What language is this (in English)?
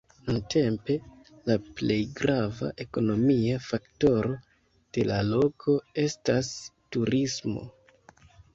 Esperanto